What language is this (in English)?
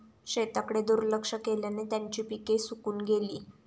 Marathi